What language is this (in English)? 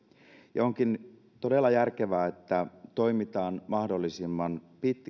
Finnish